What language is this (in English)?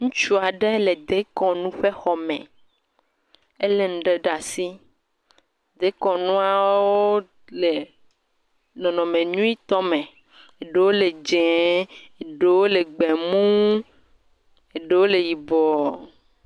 Ewe